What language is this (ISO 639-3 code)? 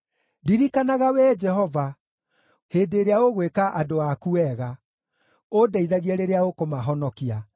kik